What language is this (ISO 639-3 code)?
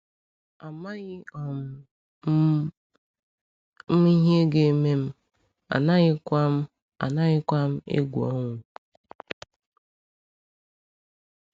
ibo